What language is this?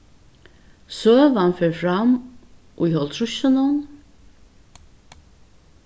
Faroese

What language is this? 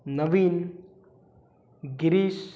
Kannada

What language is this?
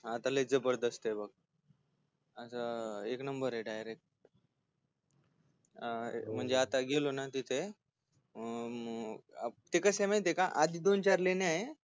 Marathi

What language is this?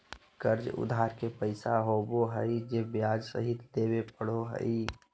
Magahi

